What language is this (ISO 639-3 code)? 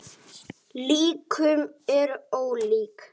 isl